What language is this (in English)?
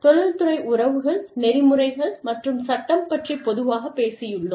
Tamil